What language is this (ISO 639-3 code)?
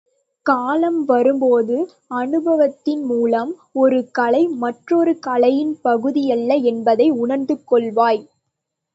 tam